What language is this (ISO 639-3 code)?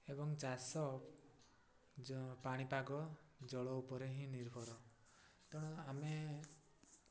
ori